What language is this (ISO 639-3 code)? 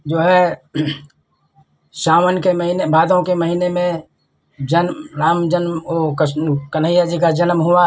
hin